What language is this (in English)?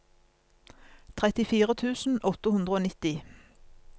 Norwegian